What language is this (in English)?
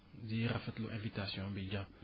Wolof